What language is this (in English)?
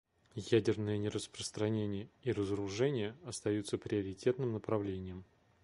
Russian